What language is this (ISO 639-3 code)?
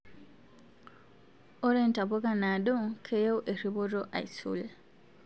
mas